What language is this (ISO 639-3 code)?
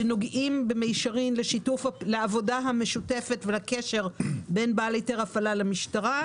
heb